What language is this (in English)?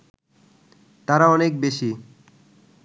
Bangla